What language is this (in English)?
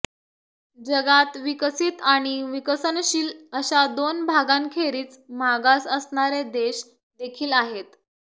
Marathi